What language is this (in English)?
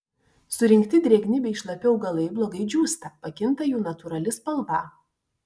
Lithuanian